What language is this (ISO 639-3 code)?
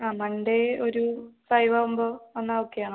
mal